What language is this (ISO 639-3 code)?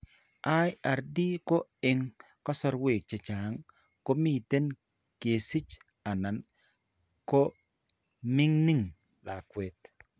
kln